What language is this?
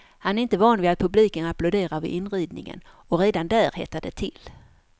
Swedish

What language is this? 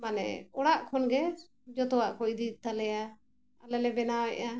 Santali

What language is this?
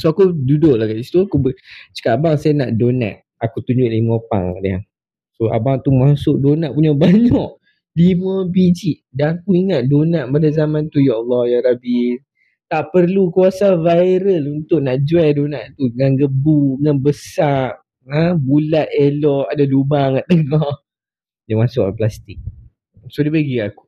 Malay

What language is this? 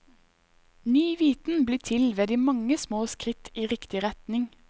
Norwegian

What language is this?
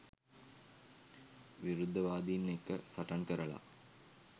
Sinhala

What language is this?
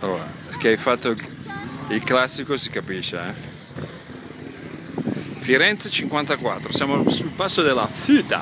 Italian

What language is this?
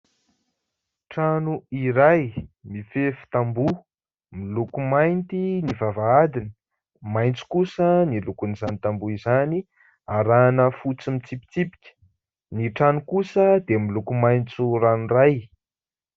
Malagasy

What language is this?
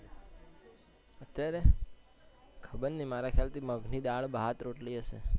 Gujarati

